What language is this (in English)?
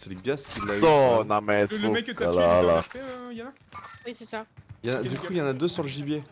French